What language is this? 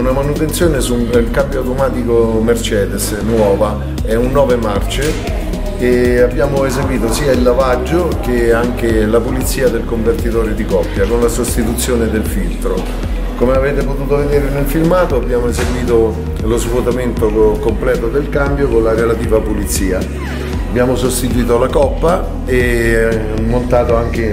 Italian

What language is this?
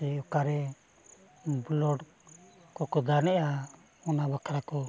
Santali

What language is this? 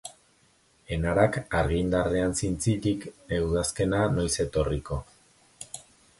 Basque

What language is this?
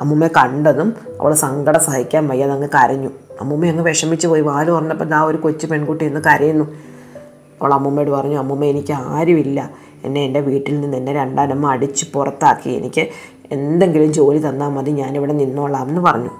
Malayalam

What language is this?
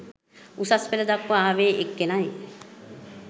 Sinhala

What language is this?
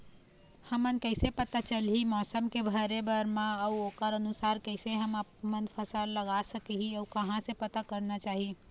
Chhattisgarhi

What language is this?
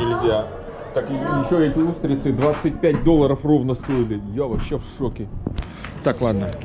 Russian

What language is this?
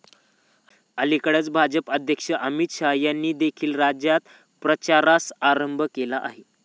Marathi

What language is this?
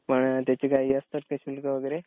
Marathi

